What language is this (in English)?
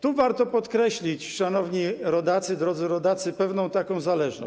Polish